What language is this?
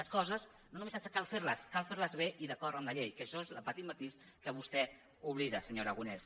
Catalan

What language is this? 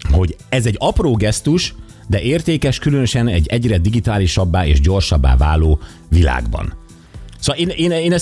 Hungarian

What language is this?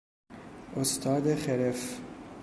Persian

